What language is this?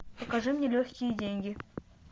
Russian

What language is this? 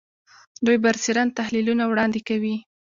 Pashto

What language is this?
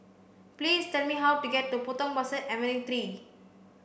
English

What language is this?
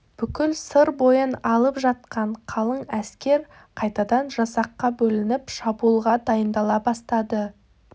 Kazakh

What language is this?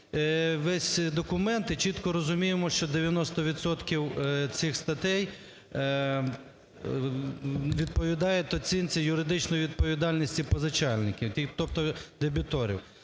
Ukrainian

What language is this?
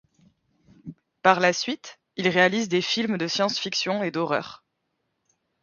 French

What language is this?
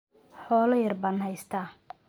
Somali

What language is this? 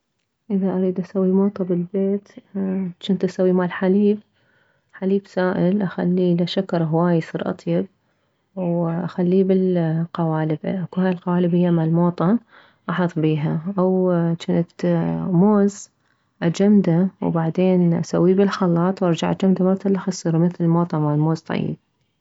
Mesopotamian Arabic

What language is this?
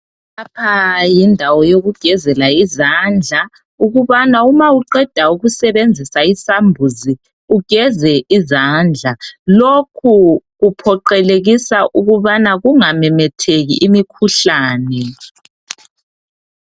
North Ndebele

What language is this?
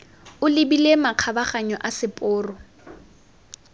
Tswana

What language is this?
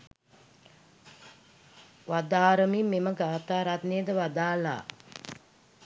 Sinhala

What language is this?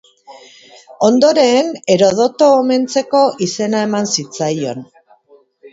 Basque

